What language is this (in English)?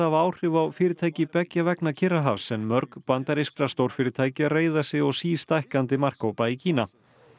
Icelandic